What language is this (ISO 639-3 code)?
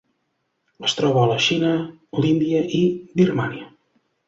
cat